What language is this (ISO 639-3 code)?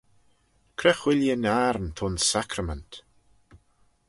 glv